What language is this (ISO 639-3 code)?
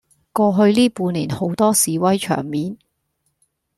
yue